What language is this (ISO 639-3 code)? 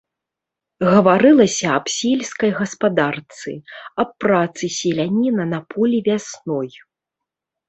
bel